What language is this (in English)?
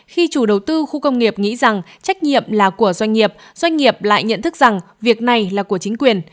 Vietnamese